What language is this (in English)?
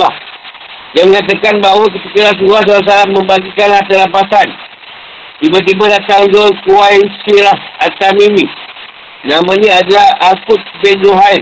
Malay